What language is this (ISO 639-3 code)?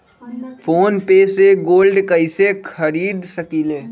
mag